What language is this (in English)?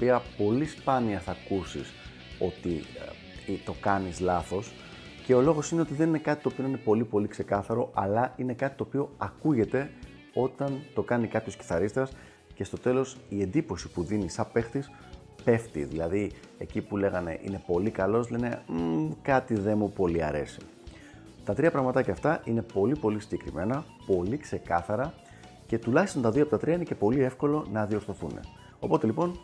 Greek